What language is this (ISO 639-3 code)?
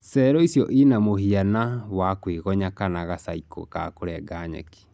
kik